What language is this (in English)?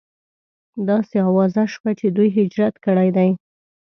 Pashto